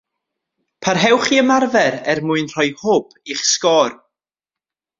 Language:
Welsh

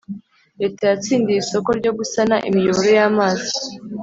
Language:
Kinyarwanda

